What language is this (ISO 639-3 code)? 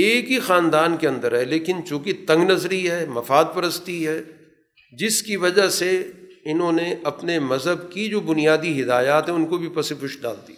urd